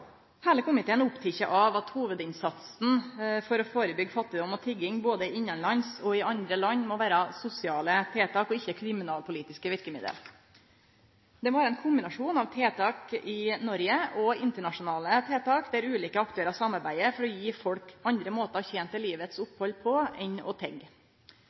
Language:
Norwegian Nynorsk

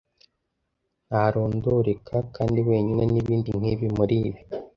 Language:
Kinyarwanda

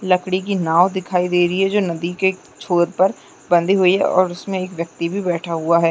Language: Chhattisgarhi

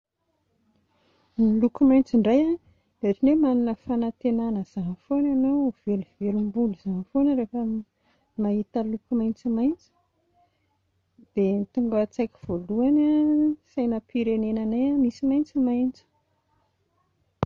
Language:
Malagasy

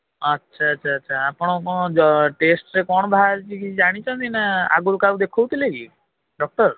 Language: Odia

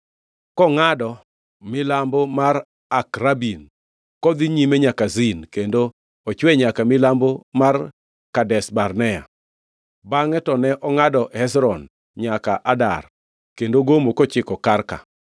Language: Luo (Kenya and Tanzania)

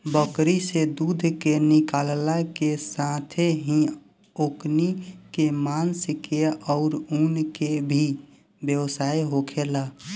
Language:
Bhojpuri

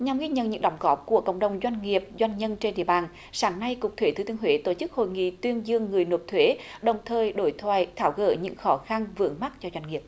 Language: Vietnamese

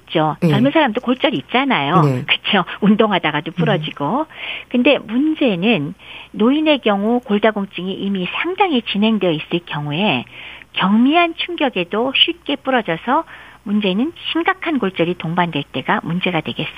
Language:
Korean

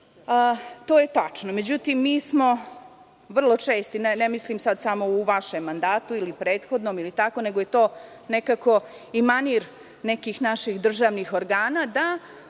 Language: Serbian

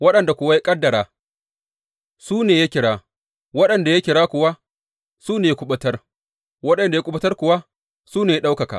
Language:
Hausa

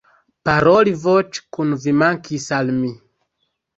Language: Esperanto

